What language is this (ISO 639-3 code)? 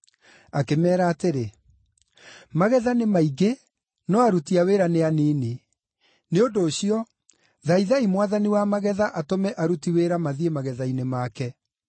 kik